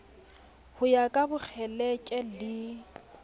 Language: Southern Sotho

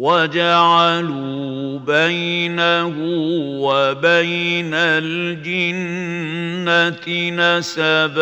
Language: Arabic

